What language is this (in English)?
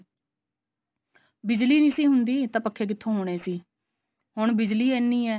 Punjabi